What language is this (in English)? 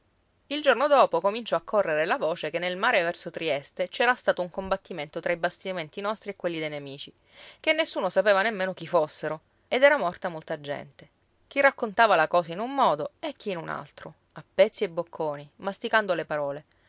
Italian